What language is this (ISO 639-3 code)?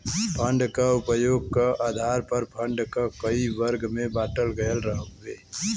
bho